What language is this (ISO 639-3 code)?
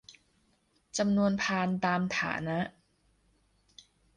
tha